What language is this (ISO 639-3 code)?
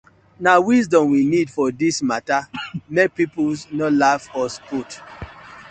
pcm